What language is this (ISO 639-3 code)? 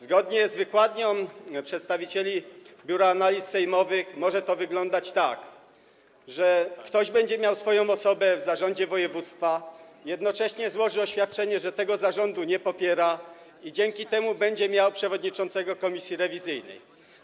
pol